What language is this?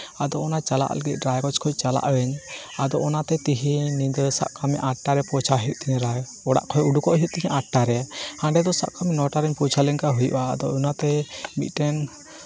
Santali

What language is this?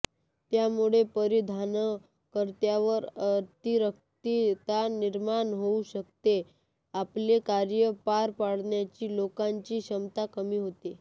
Marathi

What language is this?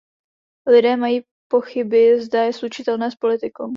Czech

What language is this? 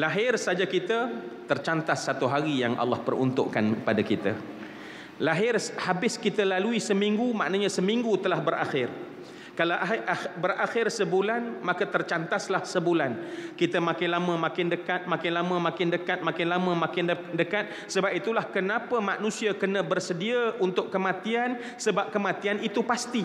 Malay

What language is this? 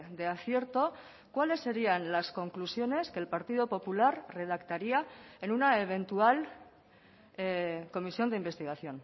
Spanish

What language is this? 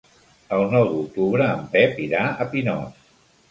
Catalan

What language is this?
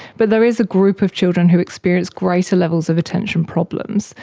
English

